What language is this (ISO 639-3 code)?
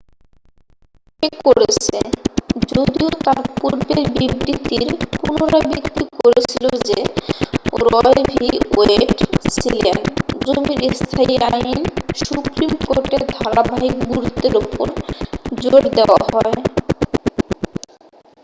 ben